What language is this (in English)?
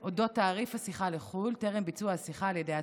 Hebrew